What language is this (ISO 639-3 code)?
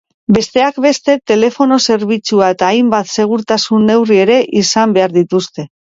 eus